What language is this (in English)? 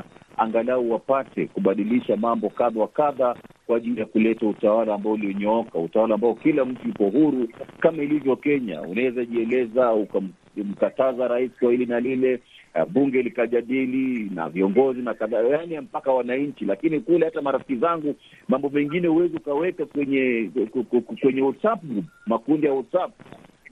Swahili